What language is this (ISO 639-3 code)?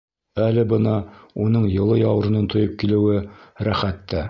bak